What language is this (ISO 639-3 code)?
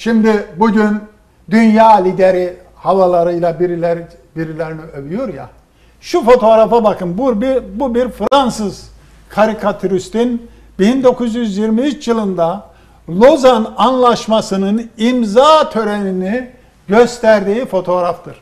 tur